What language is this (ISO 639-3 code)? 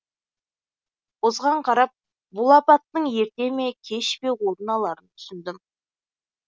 kaz